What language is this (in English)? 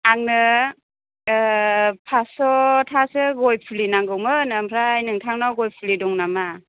Bodo